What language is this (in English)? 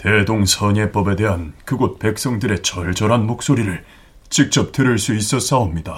Korean